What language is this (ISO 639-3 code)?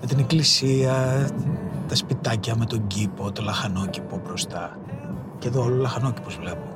ell